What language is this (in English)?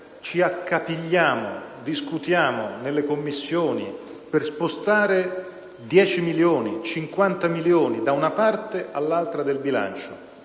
Italian